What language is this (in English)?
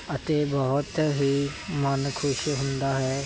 Punjabi